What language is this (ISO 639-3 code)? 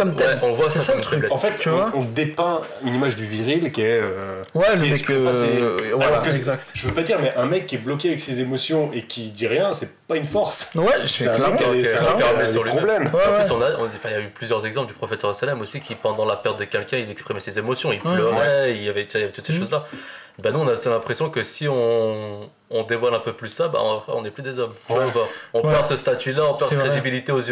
fra